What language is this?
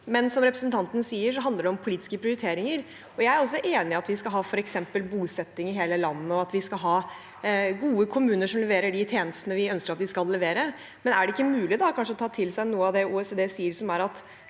Norwegian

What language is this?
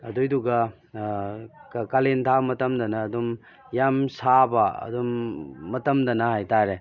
Manipuri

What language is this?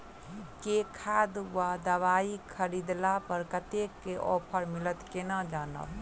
Maithili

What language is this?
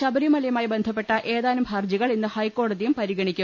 Malayalam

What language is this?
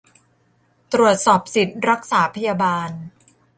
Thai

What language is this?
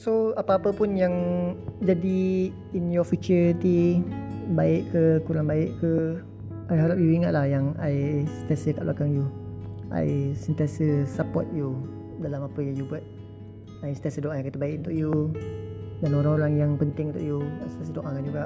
Malay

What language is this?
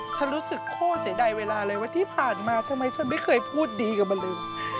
Thai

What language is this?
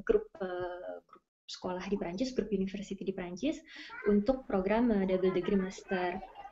Indonesian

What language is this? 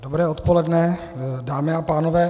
Czech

